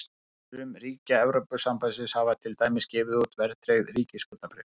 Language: Icelandic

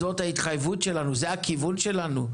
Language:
Hebrew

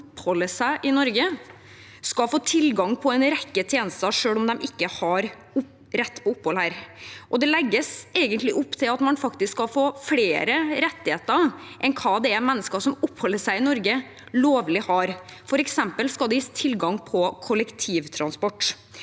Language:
Norwegian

